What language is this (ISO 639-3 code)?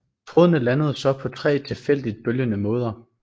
dan